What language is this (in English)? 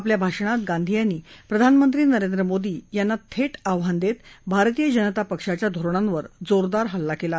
Marathi